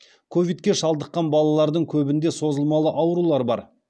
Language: Kazakh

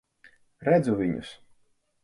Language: Latvian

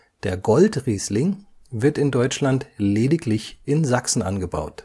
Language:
German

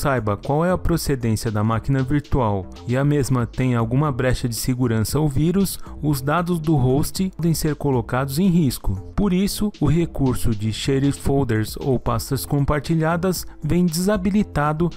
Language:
Portuguese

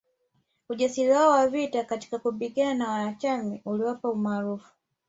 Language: Swahili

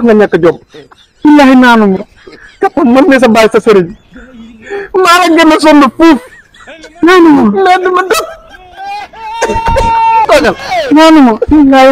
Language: Arabic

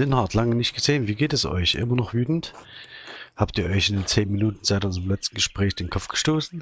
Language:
German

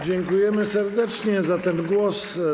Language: Polish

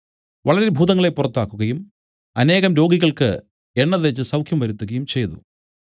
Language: Malayalam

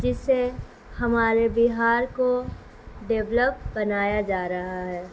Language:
Urdu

